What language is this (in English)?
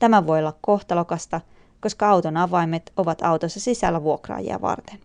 Finnish